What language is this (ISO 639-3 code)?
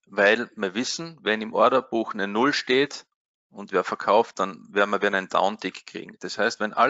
deu